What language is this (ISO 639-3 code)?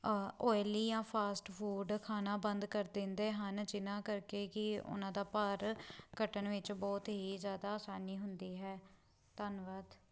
pan